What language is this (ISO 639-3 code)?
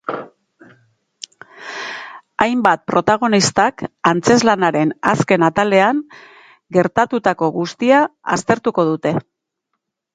eus